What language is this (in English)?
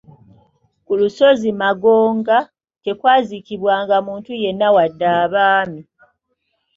Ganda